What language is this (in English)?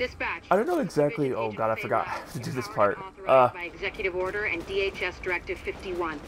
English